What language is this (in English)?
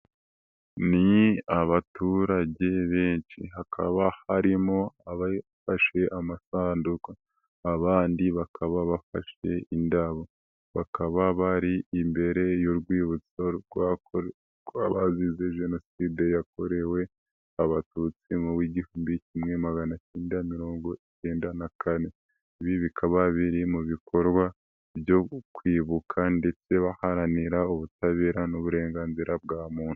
Kinyarwanda